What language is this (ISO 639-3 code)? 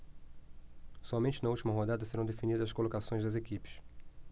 por